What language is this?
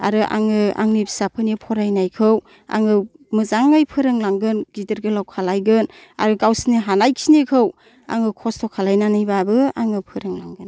Bodo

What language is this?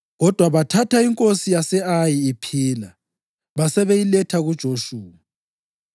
North Ndebele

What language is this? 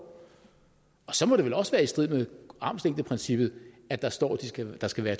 Danish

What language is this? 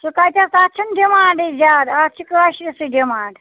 Kashmiri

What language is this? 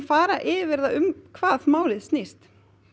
Icelandic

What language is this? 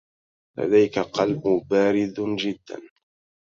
Arabic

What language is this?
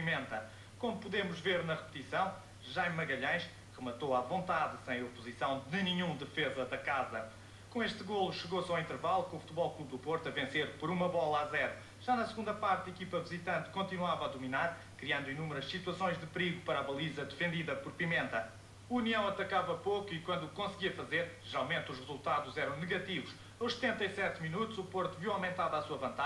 Portuguese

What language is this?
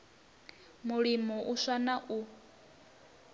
Venda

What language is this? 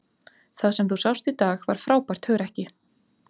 Icelandic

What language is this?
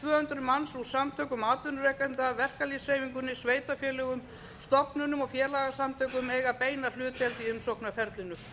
Icelandic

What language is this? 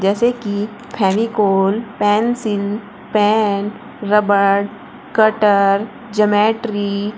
Hindi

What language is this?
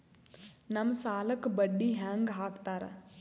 Kannada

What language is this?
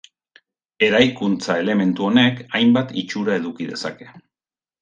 Basque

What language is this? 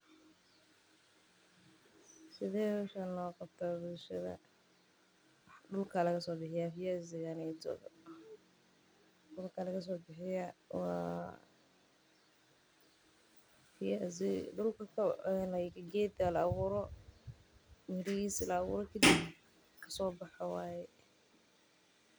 Somali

